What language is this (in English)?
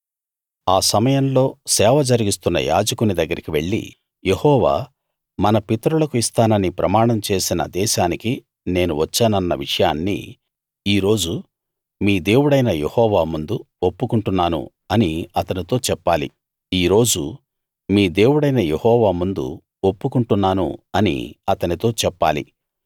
Telugu